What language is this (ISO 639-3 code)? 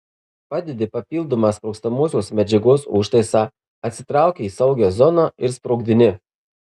lit